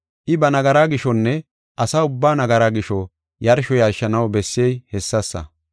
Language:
Gofa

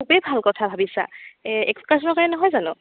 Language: Assamese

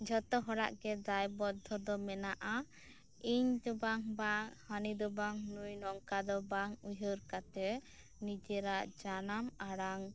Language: Santali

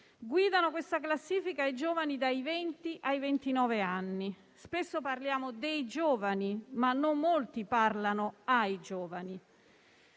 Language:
Italian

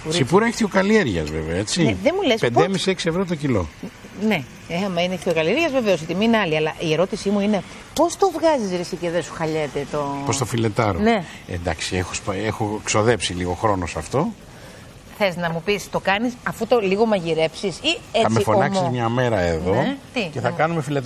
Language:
Greek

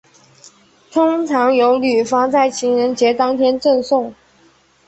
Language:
Chinese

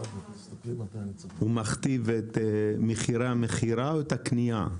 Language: Hebrew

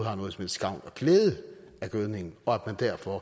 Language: Danish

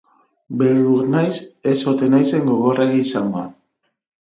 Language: Basque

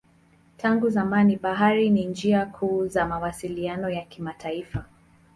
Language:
Swahili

